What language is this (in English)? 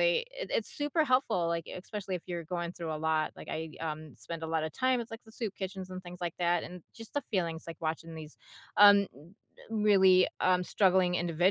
English